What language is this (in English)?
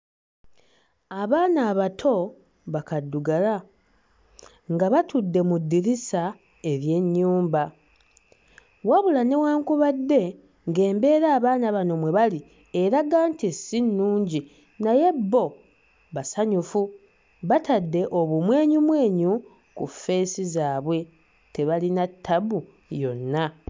Ganda